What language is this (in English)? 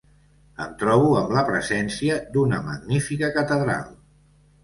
Catalan